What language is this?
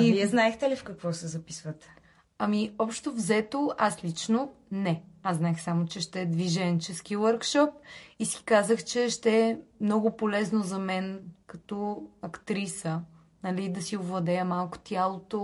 Bulgarian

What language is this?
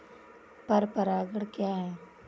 Hindi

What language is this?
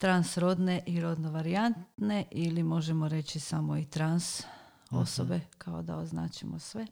Croatian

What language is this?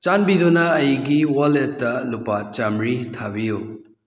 Manipuri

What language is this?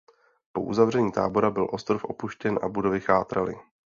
Czech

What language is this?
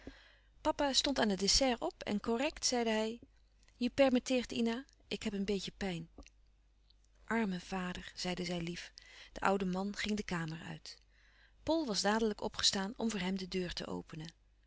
Dutch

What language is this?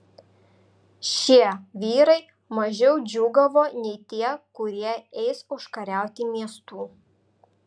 Lithuanian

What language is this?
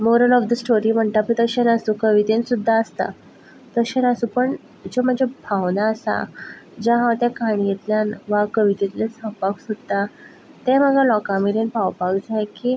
Konkani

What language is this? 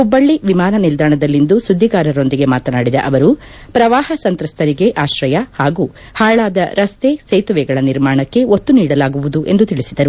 Kannada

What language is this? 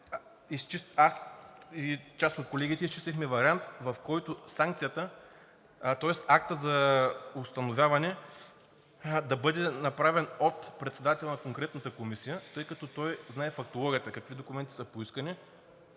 Bulgarian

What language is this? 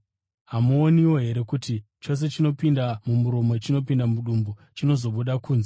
Shona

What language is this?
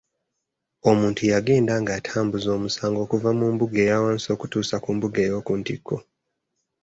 Ganda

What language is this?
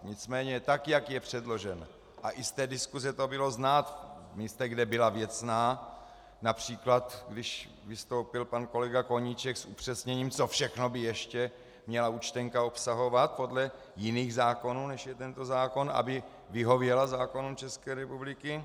Czech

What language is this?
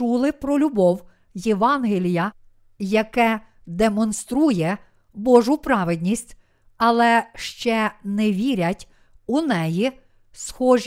Ukrainian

